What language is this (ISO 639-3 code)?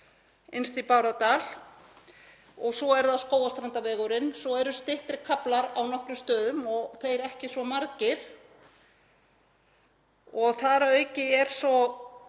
isl